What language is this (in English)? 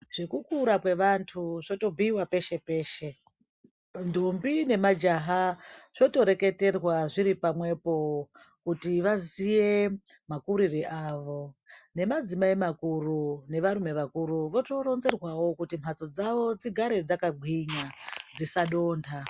Ndau